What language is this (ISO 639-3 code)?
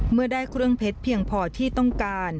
tha